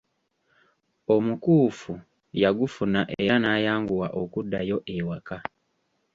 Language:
Ganda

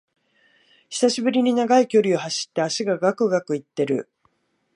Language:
Japanese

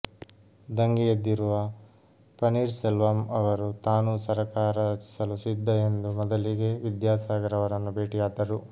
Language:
Kannada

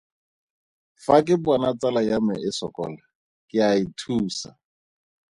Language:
Tswana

